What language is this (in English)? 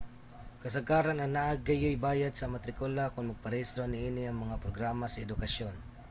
Cebuano